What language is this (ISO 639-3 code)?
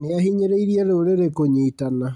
kik